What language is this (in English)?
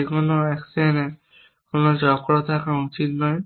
Bangla